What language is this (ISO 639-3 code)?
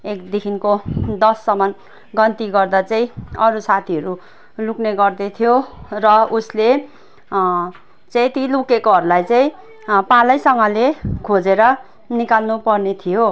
nep